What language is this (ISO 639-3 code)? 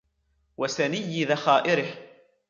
ara